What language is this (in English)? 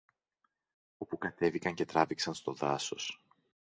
Greek